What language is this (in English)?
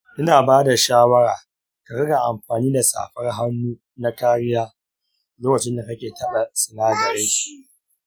Hausa